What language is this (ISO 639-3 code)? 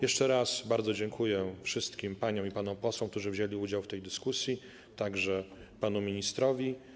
pol